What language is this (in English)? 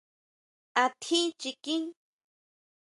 Huautla Mazatec